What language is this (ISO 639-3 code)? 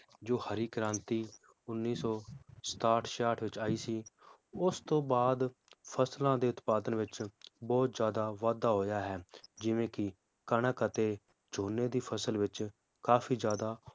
pan